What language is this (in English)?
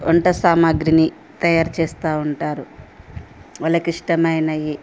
Telugu